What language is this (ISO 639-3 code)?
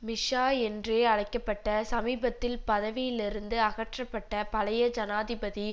tam